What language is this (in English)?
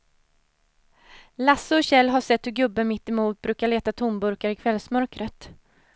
Swedish